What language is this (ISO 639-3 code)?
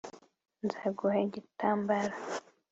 kin